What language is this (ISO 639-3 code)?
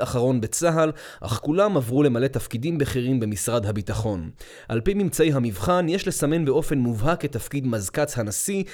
heb